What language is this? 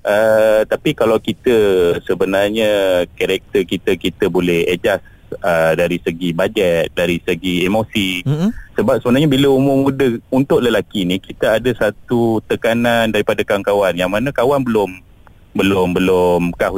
Malay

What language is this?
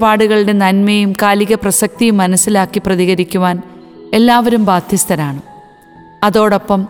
Malayalam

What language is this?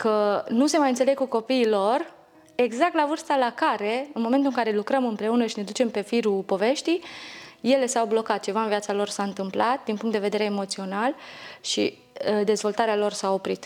Romanian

